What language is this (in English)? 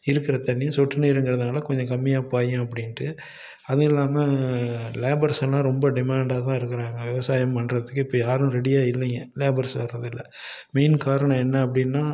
Tamil